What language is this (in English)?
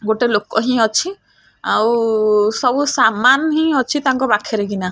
Odia